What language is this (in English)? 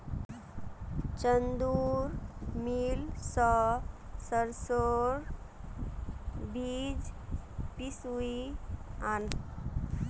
Magahi